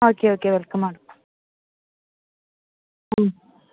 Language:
Malayalam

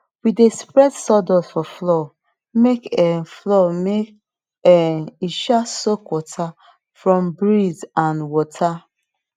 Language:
Nigerian Pidgin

